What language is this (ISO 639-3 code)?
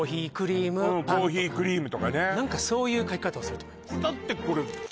jpn